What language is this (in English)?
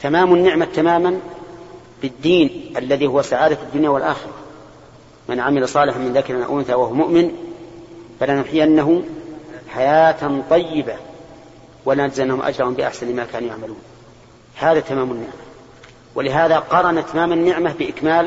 Arabic